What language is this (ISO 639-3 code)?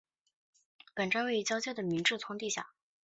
zho